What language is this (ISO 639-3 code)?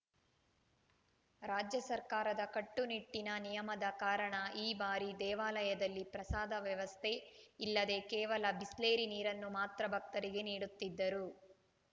kan